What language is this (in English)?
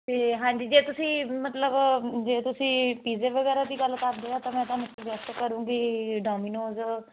Punjabi